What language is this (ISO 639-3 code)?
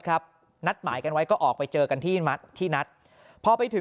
tha